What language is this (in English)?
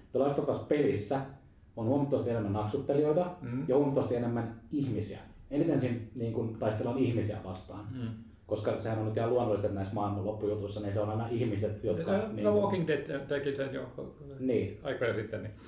Finnish